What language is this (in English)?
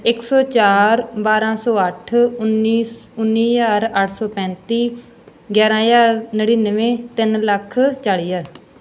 Punjabi